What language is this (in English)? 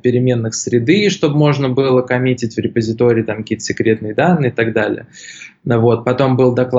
Russian